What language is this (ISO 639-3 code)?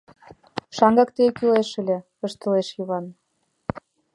chm